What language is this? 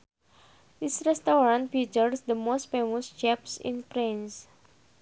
Sundanese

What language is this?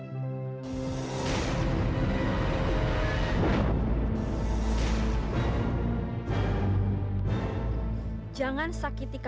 Indonesian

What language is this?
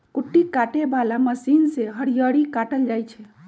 Magahi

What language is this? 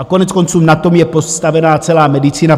Czech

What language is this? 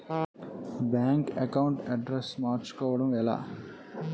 Telugu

